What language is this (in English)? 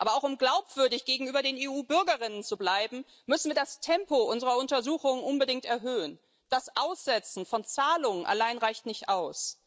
German